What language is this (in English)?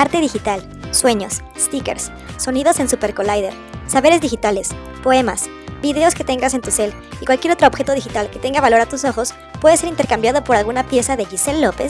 Spanish